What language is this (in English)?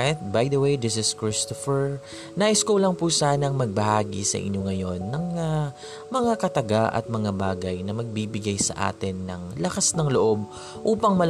Filipino